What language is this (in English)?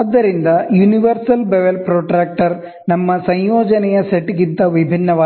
Kannada